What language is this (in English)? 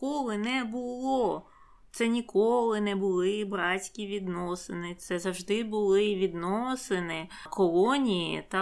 Ukrainian